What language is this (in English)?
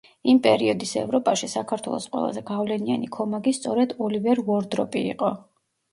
Georgian